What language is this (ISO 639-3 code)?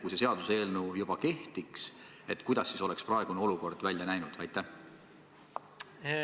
est